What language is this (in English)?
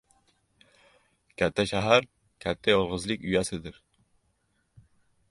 Uzbek